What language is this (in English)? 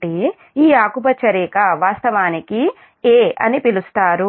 Telugu